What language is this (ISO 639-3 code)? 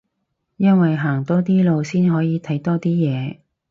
yue